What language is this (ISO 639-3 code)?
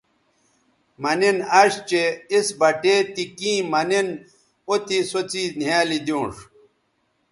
btv